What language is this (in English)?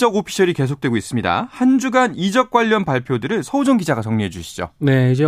Korean